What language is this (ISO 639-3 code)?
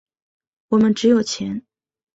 zho